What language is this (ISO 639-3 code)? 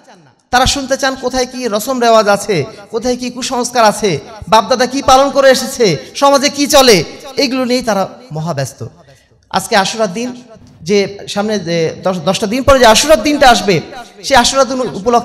ben